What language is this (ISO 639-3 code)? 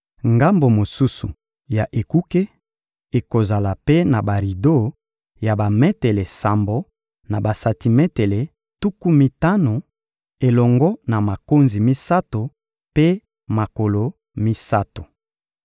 lin